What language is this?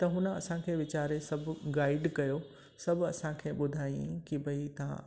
Sindhi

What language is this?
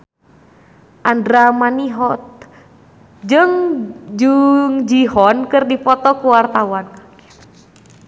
Sundanese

